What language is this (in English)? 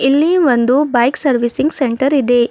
Kannada